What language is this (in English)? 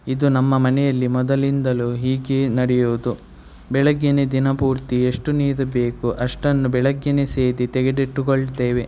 Kannada